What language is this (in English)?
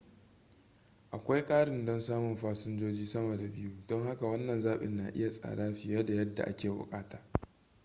Hausa